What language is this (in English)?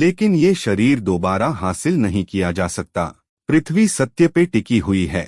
Hindi